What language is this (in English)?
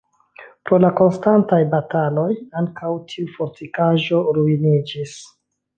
Esperanto